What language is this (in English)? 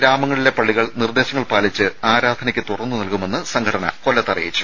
Malayalam